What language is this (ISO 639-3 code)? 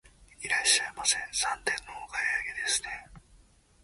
jpn